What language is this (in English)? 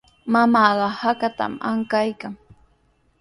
Sihuas Ancash Quechua